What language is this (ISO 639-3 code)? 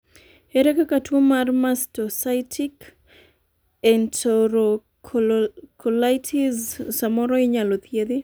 luo